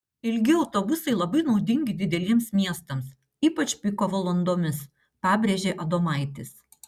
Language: Lithuanian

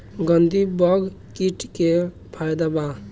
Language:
Bhojpuri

